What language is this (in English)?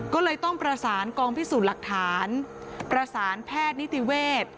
Thai